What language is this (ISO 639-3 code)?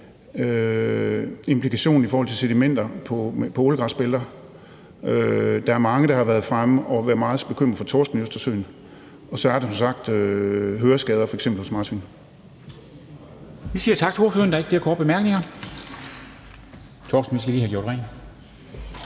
dan